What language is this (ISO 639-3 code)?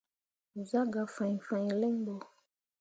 mua